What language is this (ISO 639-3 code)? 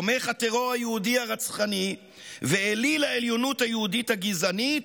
heb